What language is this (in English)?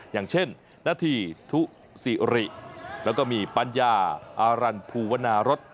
Thai